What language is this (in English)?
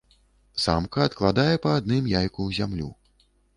Belarusian